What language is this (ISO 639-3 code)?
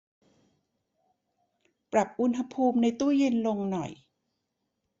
tha